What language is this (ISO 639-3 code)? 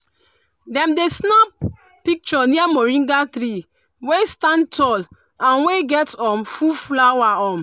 pcm